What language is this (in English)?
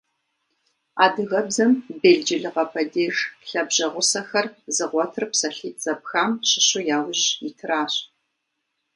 Kabardian